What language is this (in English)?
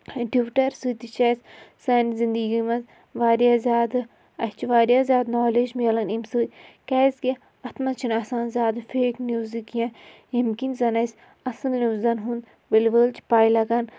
Kashmiri